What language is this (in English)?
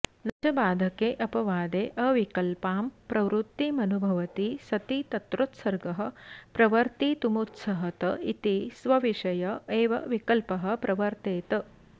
Sanskrit